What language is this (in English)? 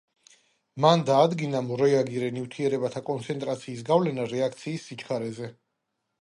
Georgian